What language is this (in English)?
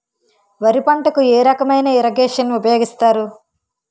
Telugu